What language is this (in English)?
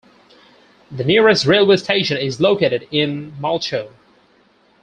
English